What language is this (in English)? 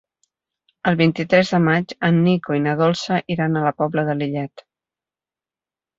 Catalan